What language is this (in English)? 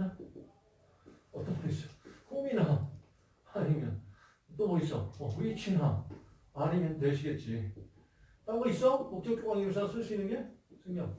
Korean